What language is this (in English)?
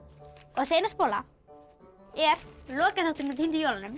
Icelandic